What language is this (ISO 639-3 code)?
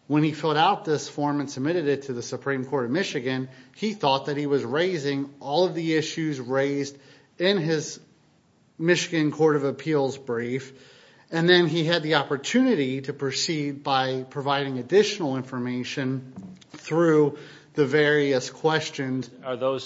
eng